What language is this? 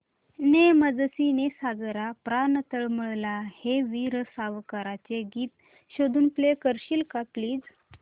Marathi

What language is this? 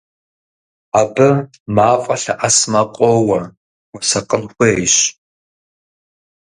Kabardian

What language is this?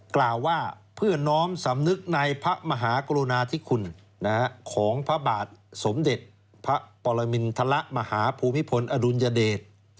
Thai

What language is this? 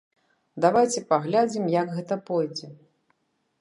Belarusian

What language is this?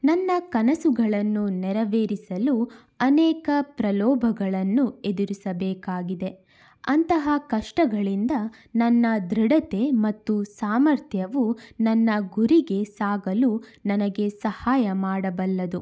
Kannada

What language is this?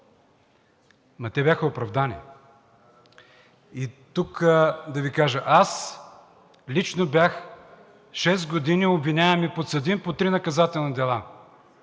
Bulgarian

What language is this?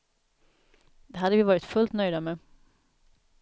Swedish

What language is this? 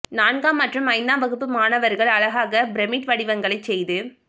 Tamil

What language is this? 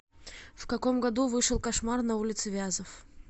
Russian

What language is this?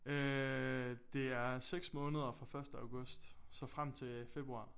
Danish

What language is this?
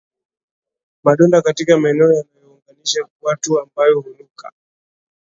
Swahili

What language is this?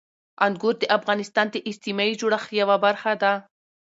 Pashto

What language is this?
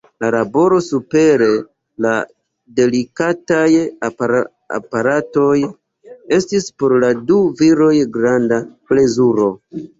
Esperanto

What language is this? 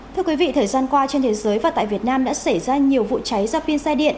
Vietnamese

